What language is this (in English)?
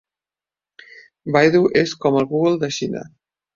Catalan